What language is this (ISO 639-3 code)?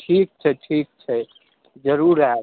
mai